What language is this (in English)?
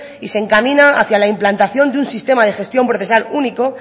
Spanish